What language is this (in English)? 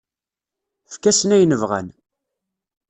Kabyle